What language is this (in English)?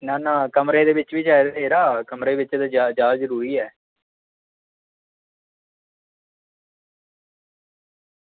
Dogri